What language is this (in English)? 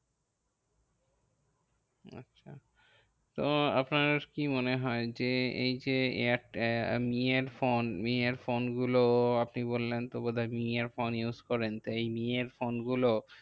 Bangla